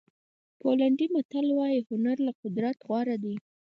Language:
Pashto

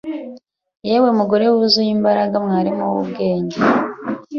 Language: Kinyarwanda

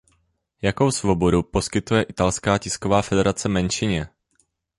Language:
Czech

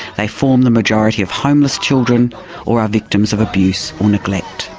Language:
English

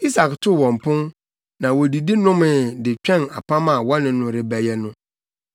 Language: Akan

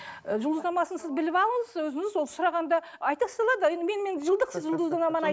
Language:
Kazakh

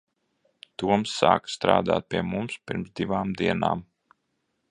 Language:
Latvian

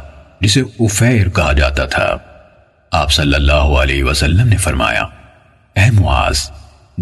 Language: Urdu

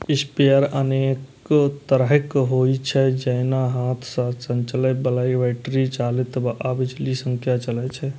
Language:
Maithili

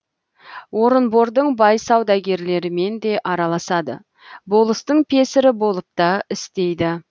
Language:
Kazakh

